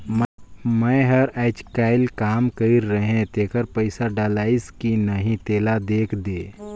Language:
Chhattisgarhi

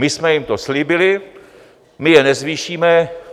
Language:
Czech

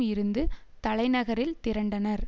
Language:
Tamil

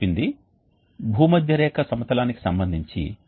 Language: Telugu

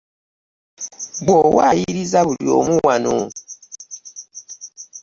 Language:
Ganda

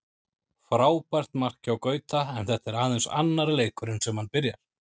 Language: Icelandic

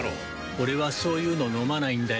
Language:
Japanese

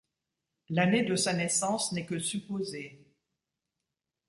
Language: French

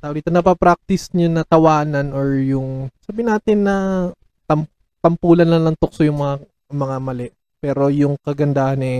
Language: Filipino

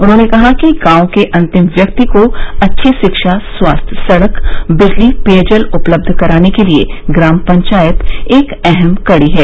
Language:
Hindi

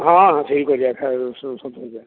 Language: Odia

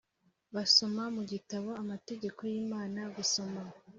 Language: Kinyarwanda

